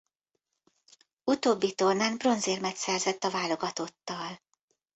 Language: Hungarian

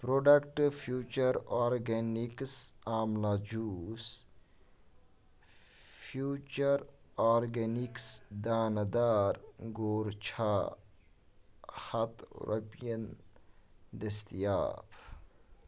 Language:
Kashmiri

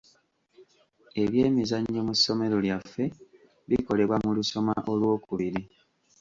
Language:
Ganda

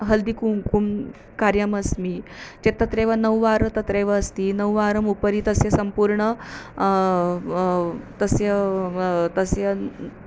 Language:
Sanskrit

